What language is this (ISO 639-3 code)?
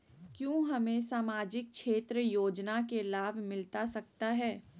mag